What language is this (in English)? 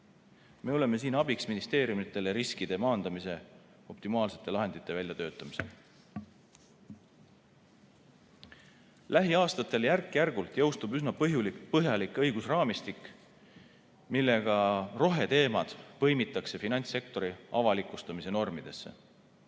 Estonian